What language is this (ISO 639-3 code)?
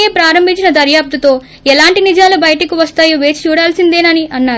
tel